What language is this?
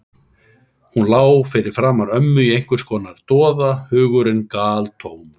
Icelandic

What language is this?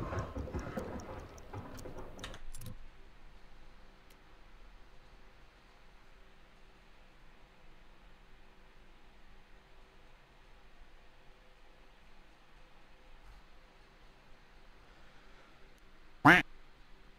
German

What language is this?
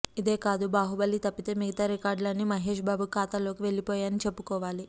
Telugu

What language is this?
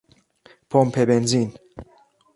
Persian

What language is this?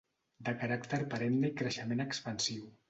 Catalan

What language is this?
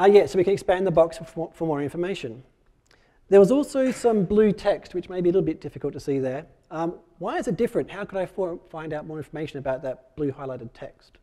English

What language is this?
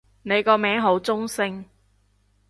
Cantonese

